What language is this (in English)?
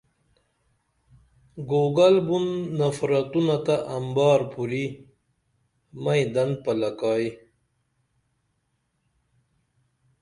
Dameli